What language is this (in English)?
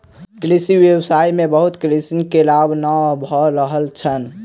Maithili